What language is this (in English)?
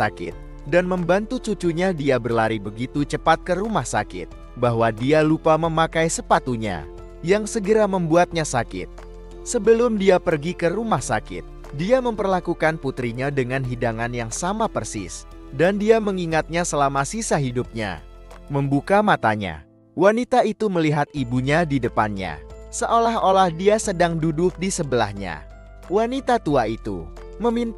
Indonesian